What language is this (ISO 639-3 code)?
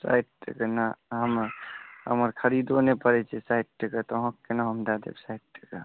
mai